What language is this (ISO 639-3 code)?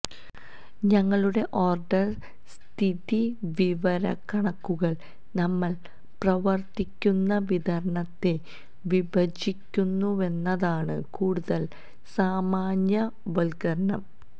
mal